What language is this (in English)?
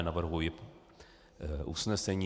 Czech